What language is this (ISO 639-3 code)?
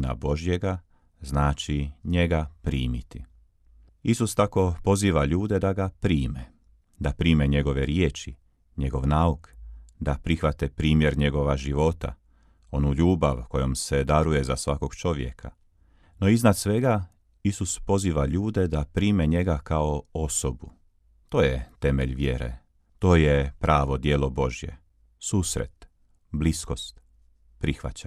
hrv